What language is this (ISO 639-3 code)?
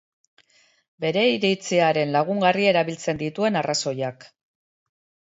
eus